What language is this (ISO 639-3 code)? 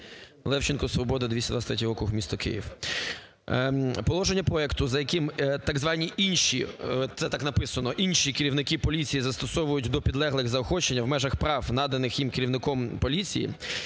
ukr